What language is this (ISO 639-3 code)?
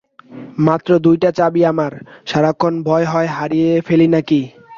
ben